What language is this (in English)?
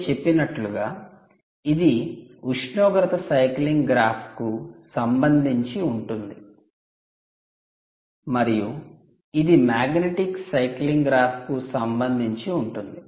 Telugu